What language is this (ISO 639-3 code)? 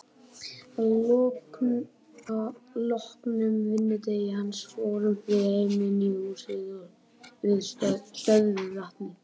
isl